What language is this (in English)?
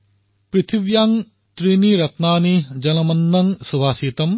Assamese